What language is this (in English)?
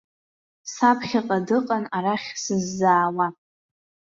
Abkhazian